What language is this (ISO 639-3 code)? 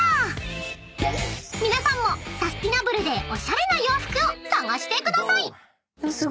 jpn